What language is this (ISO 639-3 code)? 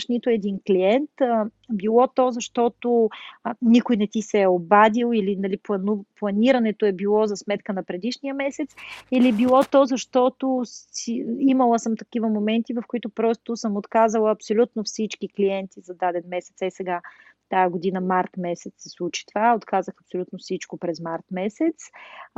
bul